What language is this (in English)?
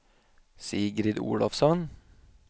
Swedish